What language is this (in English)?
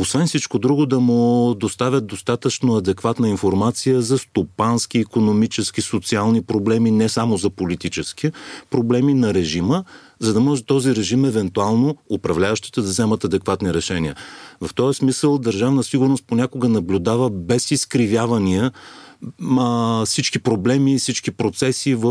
Bulgarian